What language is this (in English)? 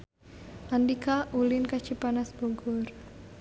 Sundanese